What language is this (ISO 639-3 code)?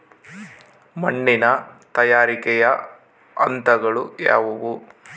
kan